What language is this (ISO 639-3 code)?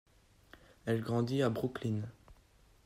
fra